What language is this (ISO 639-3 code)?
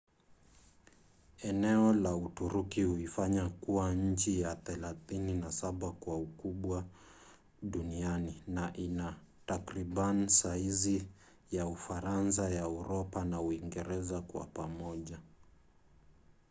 swa